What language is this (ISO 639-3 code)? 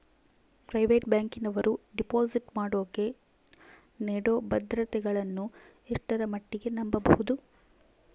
kan